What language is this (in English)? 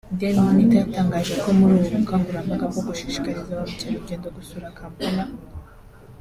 Kinyarwanda